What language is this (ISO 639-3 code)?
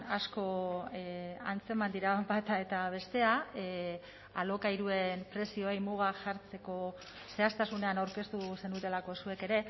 eus